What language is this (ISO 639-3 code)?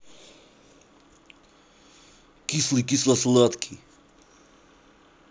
rus